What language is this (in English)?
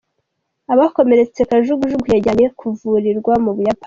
Kinyarwanda